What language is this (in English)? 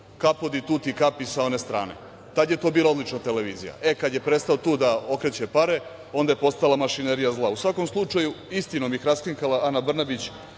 Serbian